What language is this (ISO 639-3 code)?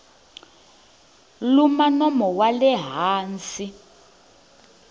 tso